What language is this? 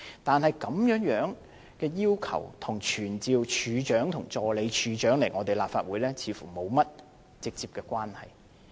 Cantonese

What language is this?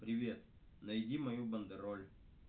Russian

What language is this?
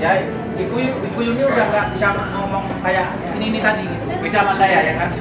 Indonesian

